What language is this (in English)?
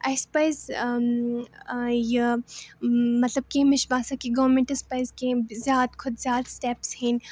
Kashmiri